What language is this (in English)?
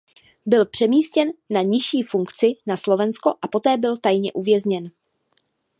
Czech